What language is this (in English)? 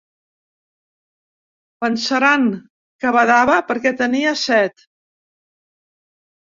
Catalan